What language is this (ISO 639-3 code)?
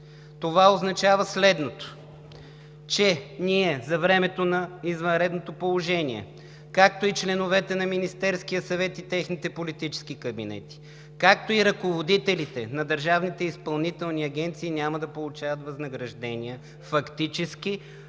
bul